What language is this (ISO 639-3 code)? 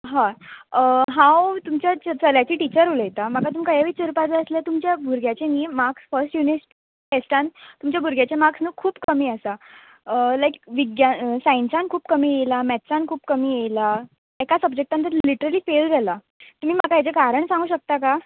kok